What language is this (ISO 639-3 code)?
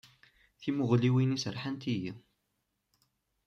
kab